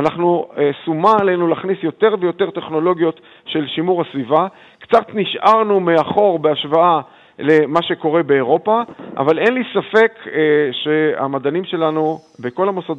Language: Hebrew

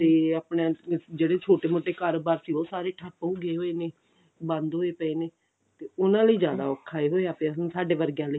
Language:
Punjabi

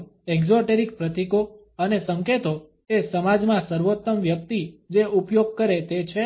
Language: Gujarati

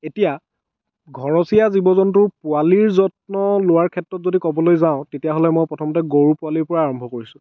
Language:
Assamese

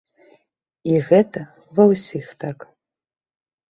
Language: Belarusian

